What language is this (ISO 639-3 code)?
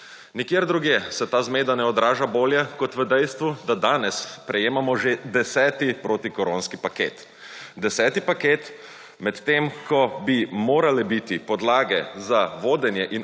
slv